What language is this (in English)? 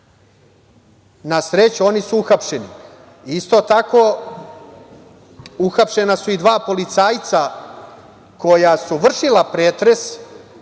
Serbian